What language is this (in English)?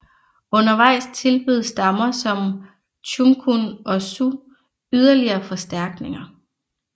Danish